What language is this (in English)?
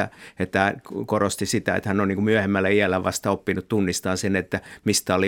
Finnish